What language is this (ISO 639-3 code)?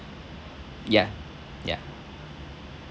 eng